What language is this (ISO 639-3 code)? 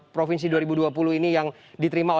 ind